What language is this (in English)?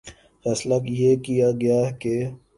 Urdu